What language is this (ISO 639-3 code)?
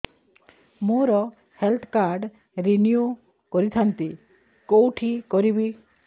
ori